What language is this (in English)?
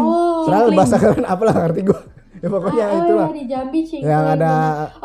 Indonesian